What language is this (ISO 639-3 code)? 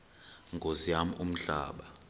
xho